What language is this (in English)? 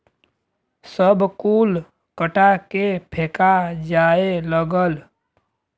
Bhojpuri